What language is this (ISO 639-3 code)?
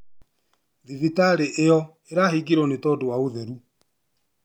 kik